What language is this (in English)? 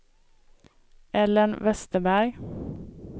Swedish